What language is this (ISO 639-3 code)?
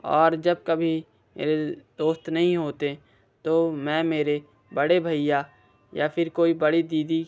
hin